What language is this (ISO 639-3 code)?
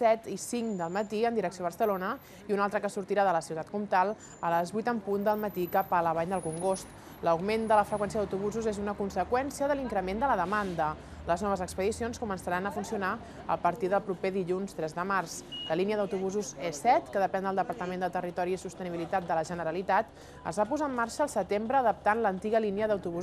spa